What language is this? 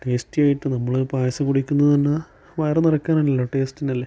Malayalam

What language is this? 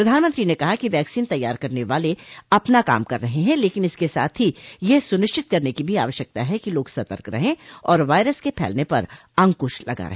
Hindi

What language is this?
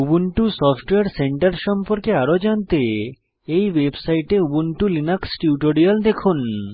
Bangla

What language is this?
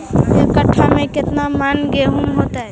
Magahi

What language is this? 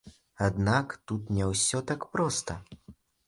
Belarusian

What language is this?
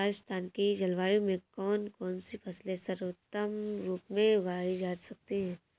Hindi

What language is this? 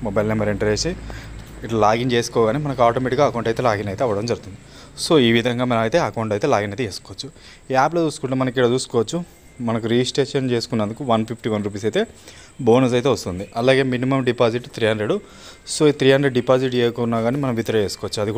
Telugu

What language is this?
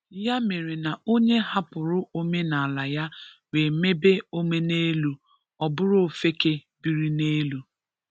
Igbo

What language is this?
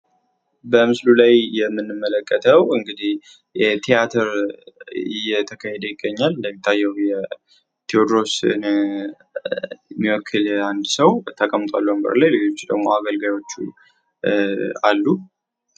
Amharic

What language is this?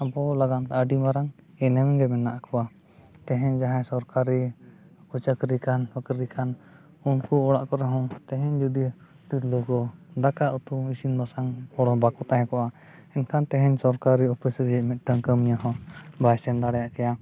Santali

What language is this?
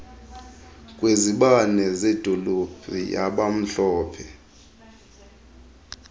Xhosa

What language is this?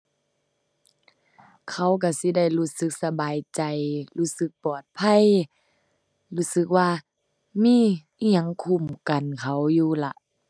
Thai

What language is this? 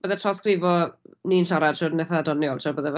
Welsh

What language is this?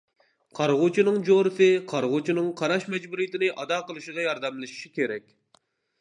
Uyghur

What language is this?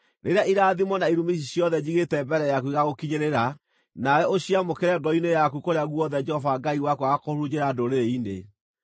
Kikuyu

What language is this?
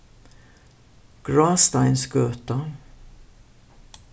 Faroese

